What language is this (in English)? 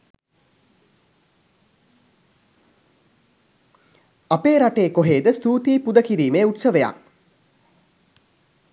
Sinhala